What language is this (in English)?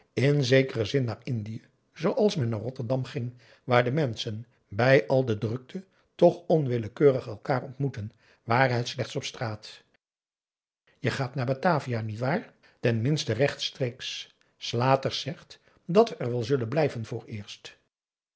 Dutch